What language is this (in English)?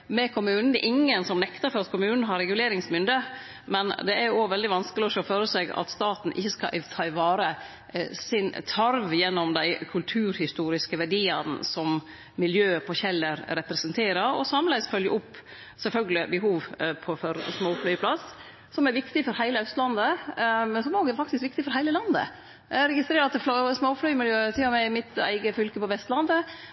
Norwegian Nynorsk